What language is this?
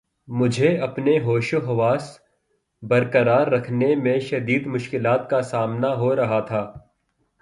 Urdu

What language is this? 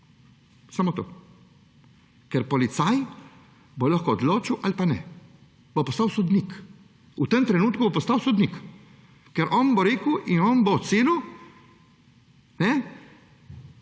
Slovenian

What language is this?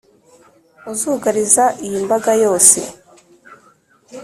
Kinyarwanda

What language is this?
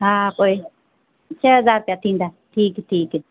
Sindhi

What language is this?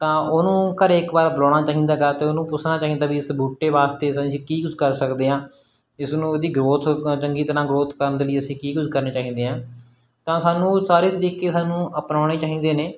Punjabi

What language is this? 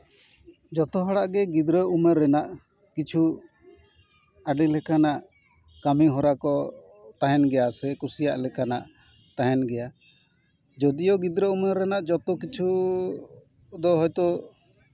Santali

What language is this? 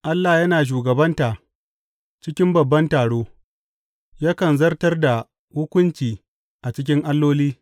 Hausa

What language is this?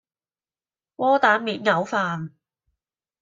Cantonese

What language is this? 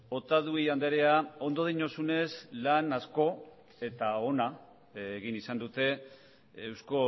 Basque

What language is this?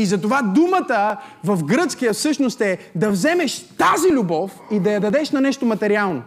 Bulgarian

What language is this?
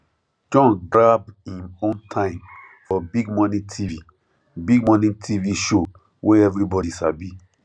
Nigerian Pidgin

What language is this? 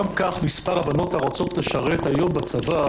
Hebrew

